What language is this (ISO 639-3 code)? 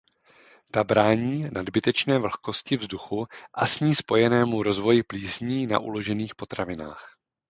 ces